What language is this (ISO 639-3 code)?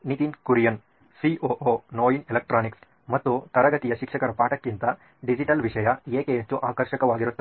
kan